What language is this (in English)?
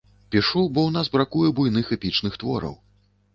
Belarusian